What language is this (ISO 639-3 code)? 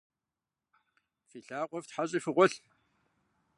kbd